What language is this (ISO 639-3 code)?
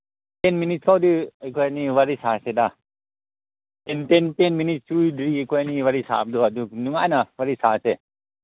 mni